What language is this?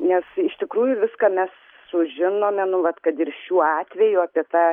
Lithuanian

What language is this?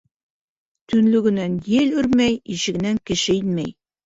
Bashkir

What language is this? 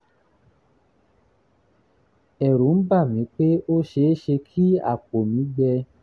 Yoruba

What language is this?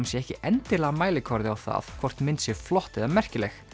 Icelandic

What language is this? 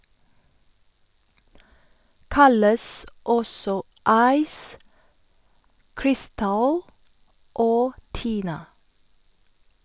Norwegian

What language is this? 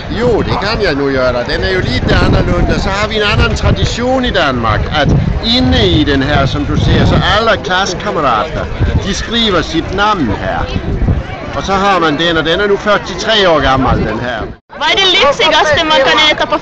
Swedish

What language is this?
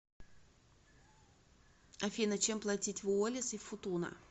Russian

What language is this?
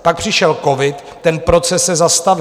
Czech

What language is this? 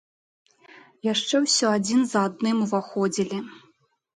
Belarusian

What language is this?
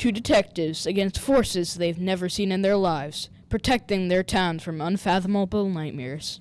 English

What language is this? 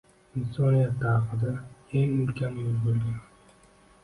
Uzbek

